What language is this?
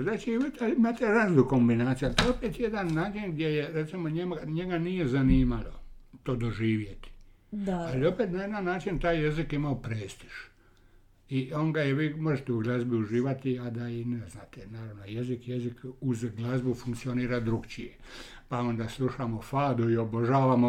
Croatian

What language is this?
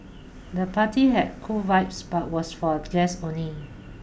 English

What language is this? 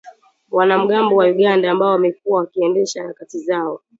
Swahili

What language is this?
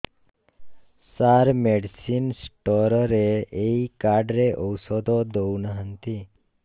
Odia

